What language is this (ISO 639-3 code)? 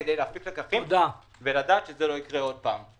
heb